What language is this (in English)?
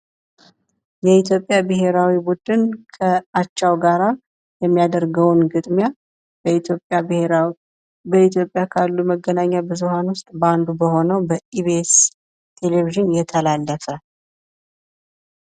Amharic